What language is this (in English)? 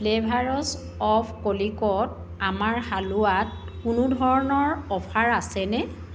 Assamese